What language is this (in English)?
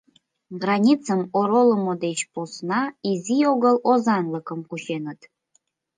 Mari